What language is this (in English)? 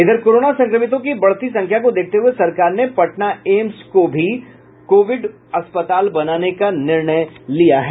Hindi